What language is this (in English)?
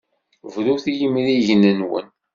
Kabyle